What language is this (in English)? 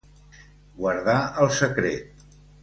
Catalan